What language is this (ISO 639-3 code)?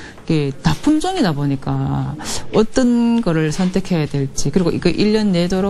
kor